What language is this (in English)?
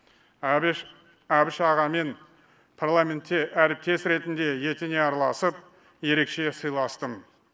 Kazakh